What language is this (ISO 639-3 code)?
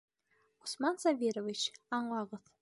bak